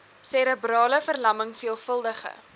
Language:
Afrikaans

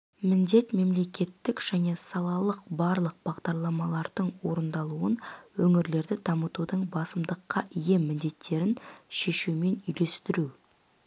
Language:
Kazakh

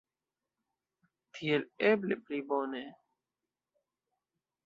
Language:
Esperanto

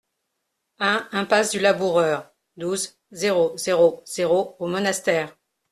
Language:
French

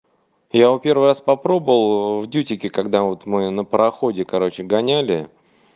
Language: Russian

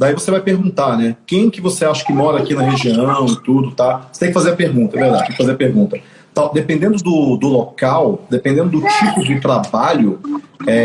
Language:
Portuguese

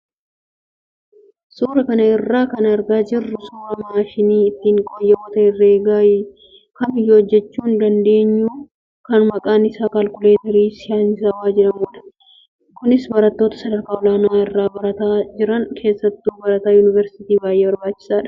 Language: Oromo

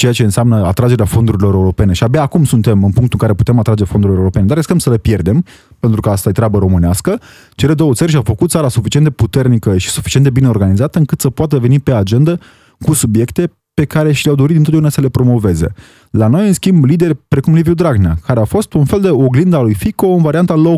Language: Romanian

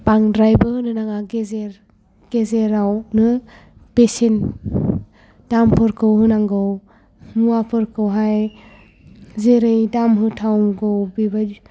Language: Bodo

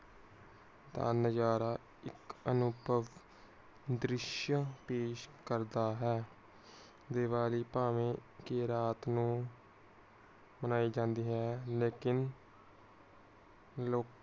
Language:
Punjabi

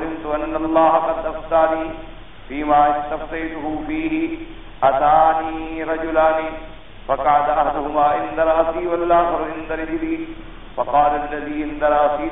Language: Arabic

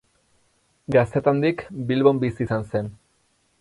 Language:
Basque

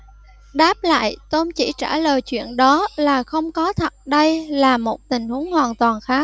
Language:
Vietnamese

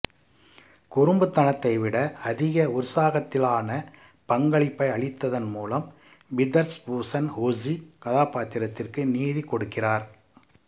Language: Tamil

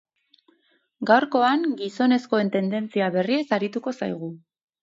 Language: Basque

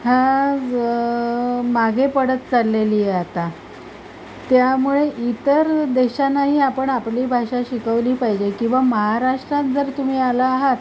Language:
Marathi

